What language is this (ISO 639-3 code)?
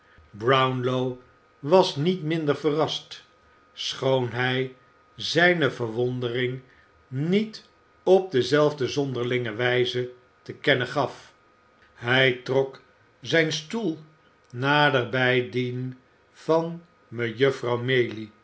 nld